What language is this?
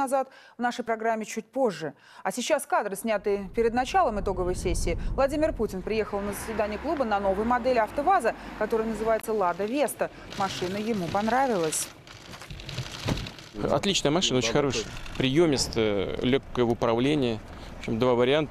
Russian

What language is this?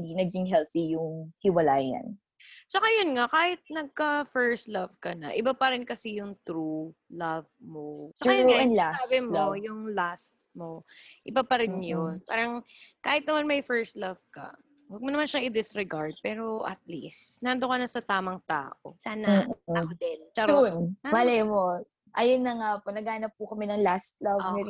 Filipino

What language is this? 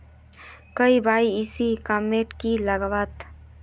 Magahi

